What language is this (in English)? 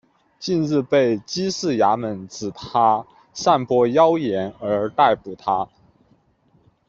Chinese